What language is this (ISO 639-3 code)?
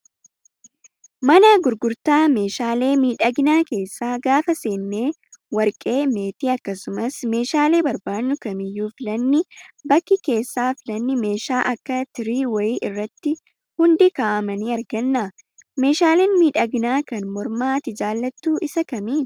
orm